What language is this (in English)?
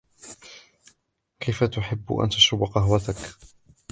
Arabic